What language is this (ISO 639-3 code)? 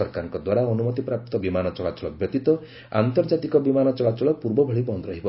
ori